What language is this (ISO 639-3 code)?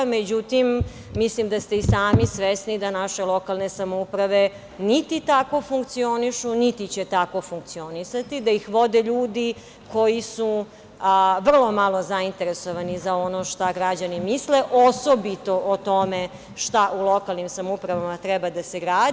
srp